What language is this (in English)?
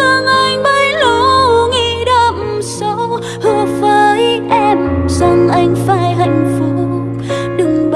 Vietnamese